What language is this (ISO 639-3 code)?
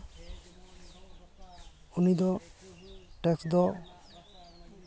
sat